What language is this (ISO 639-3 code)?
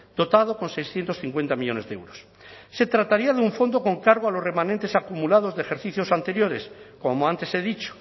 spa